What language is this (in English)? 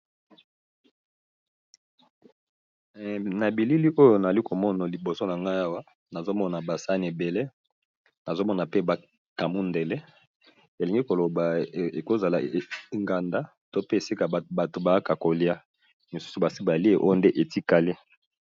Lingala